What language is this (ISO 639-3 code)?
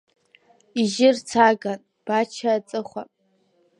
abk